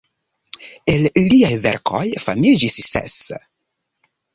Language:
Esperanto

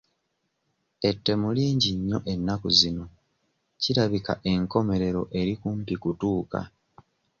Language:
Ganda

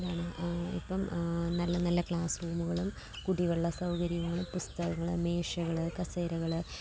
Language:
Malayalam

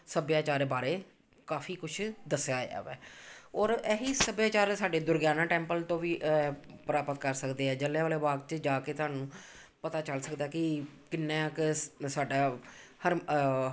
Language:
Punjabi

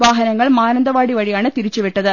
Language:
Malayalam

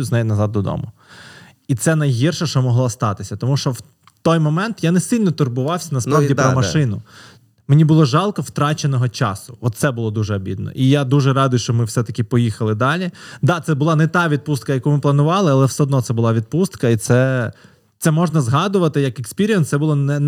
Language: Ukrainian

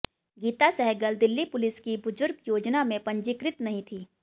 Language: Hindi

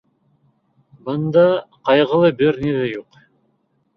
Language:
Bashkir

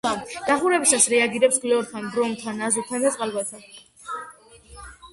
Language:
Georgian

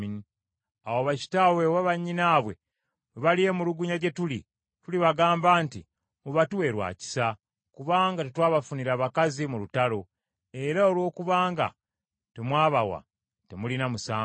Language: Ganda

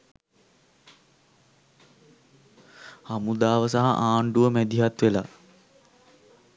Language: Sinhala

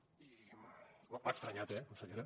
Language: Catalan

